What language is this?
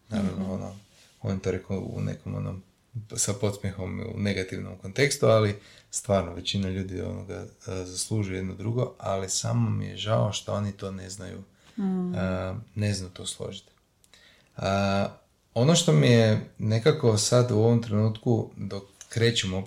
Croatian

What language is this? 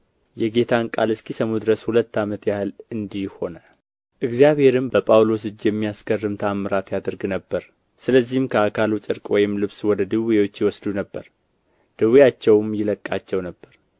Amharic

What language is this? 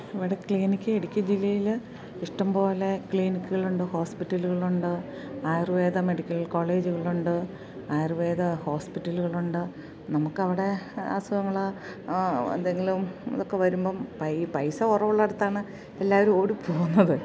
Malayalam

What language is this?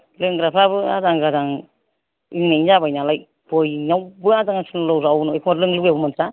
Bodo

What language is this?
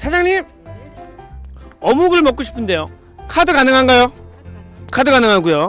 Korean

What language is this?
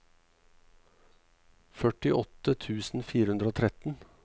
Norwegian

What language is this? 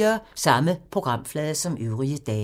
Danish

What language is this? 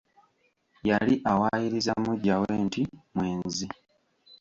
Ganda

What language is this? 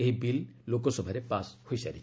Odia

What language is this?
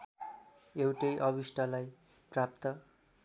Nepali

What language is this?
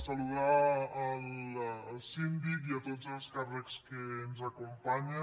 Catalan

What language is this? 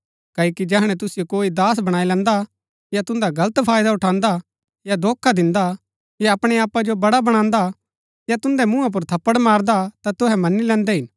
Gaddi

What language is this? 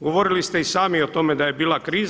Croatian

